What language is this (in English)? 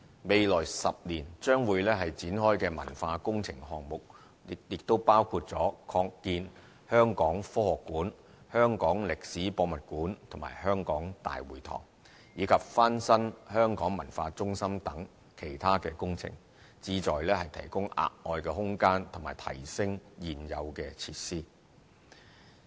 Cantonese